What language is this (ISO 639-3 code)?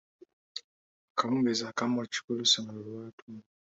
lug